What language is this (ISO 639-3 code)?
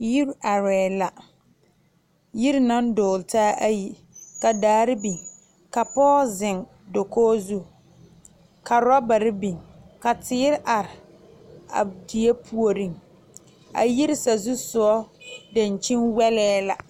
dga